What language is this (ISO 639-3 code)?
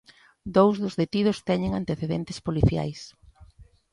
glg